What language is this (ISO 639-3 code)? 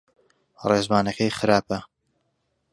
ckb